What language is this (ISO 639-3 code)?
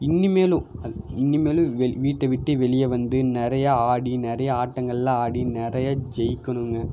tam